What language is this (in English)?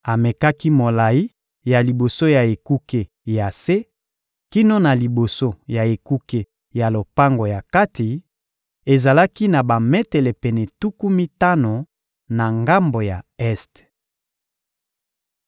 Lingala